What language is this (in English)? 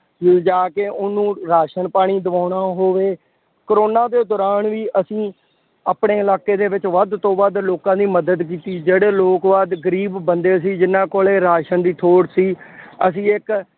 Punjabi